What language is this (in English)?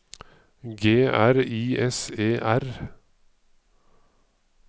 Norwegian